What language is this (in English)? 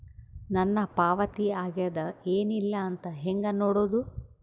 Kannada